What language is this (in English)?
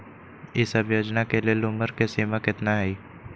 Magahi